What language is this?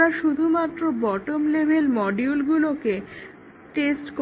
Bangla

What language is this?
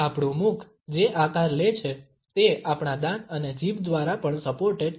Gujarati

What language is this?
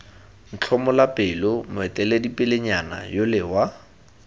Tswana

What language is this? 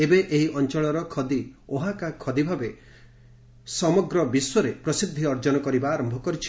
Odia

